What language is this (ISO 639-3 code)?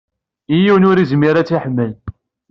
kab